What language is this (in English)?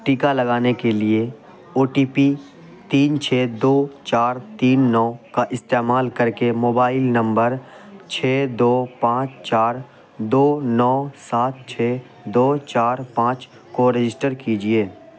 Urdu